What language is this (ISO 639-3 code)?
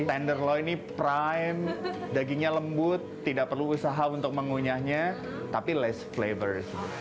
ind